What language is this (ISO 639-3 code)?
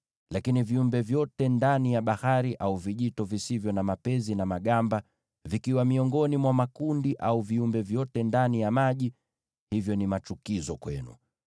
swa